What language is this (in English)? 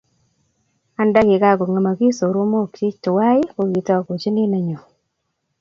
Kalenjin